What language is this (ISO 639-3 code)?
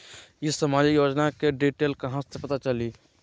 mag